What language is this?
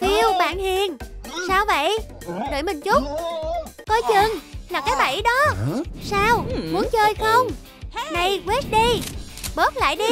Vietnamese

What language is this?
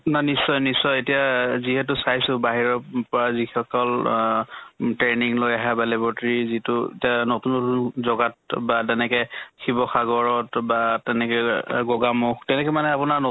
Assamese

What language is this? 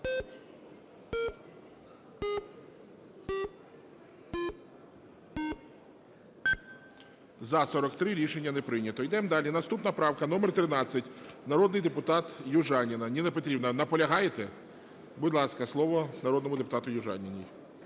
Ukrainian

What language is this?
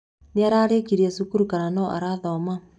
Kikuyu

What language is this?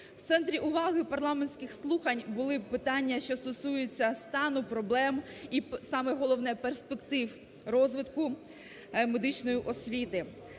Ukrainian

